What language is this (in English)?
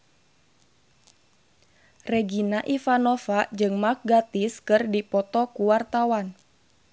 Sundanese